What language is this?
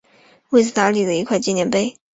Chinese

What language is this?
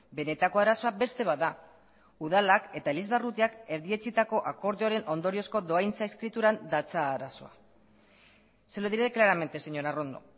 Basque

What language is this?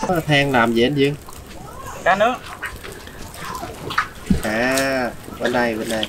Vietnamese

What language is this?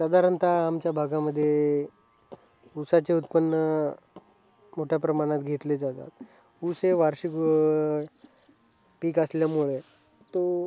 Marathi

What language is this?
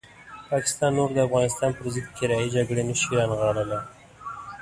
Pashto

